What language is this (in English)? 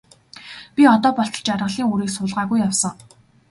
Mongolian